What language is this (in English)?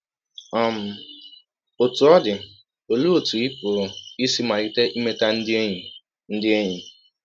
Igbo